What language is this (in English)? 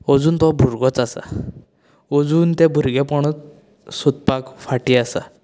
Konkani